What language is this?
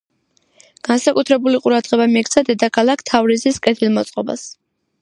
Georgian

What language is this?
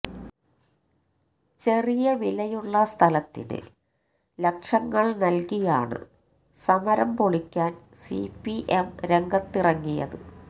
Malayalam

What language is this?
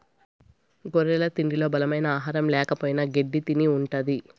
Telugu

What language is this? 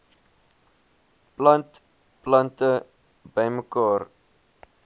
Afrikaans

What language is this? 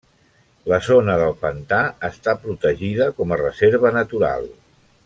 Catalan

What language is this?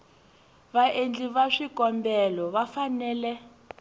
Tsonga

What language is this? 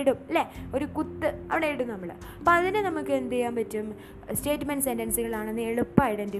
Malayalam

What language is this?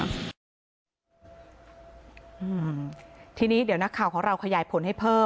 Thai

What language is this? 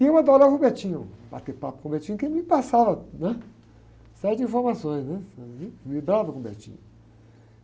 Portuguese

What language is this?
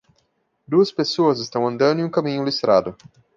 Portuguese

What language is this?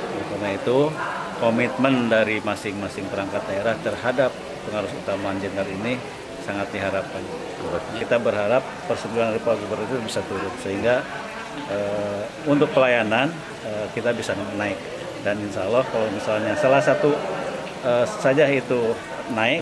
Indonesian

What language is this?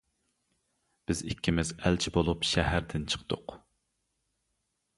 Uyghur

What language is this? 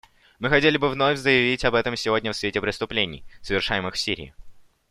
Russian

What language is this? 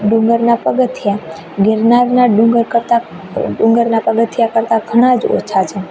Gujarati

